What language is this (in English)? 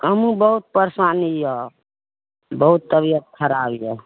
Maithili